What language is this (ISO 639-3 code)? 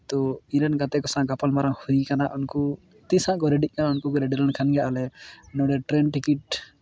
sat